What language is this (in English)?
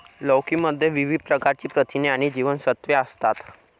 Marathi